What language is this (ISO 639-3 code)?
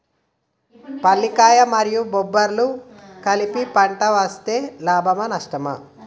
tel